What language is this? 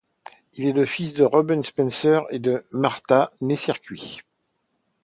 French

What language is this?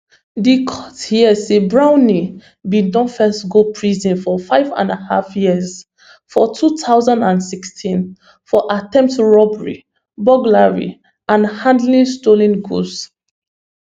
Nigerian Pidgin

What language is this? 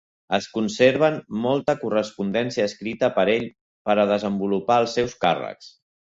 Catalan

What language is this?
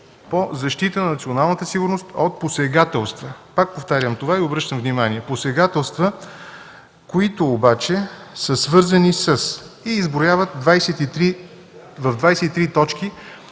Bulgarian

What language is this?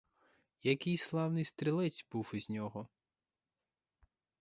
Ukrainian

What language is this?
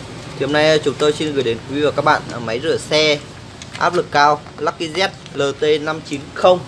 Vietnamese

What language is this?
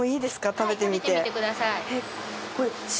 Japanese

